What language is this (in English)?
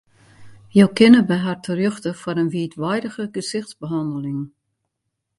Western Frisian